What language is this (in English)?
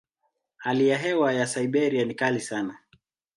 Swahili